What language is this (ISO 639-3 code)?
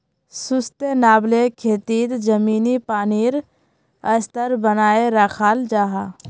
mag